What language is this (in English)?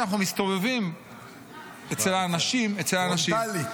Hebrew